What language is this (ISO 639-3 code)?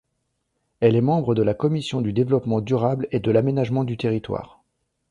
fra